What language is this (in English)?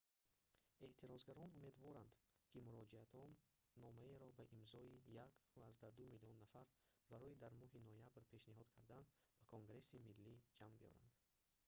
Tajik